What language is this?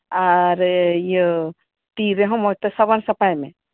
Santali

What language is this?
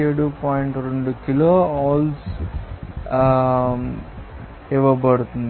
Telugu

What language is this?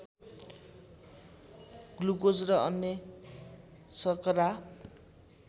Nepali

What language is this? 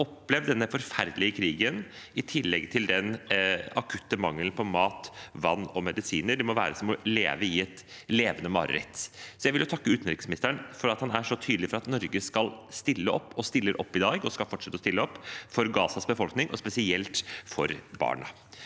Norwegian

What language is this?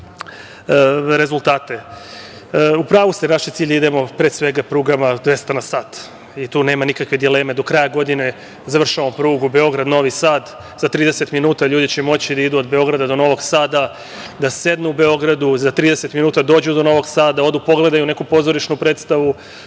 Serbian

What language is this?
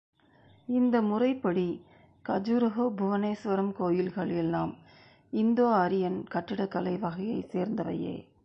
Tamil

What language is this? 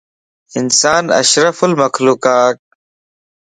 Lasi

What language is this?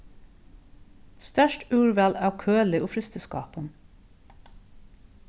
Faroese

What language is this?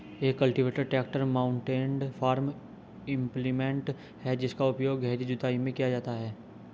Hindi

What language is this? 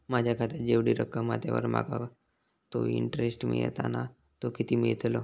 Marathi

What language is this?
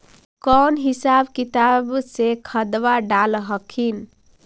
Magahi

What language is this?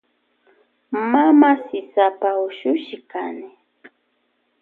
Loja Highland Quichua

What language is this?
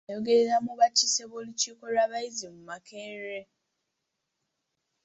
Ganda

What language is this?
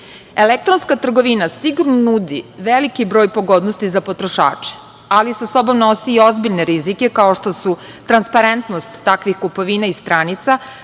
Serbian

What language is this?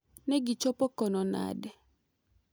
Luo (Kenya and Tanzania)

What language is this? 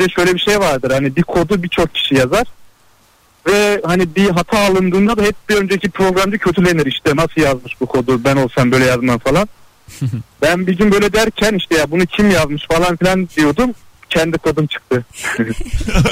Turkish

